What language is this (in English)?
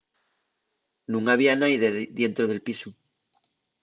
Asturian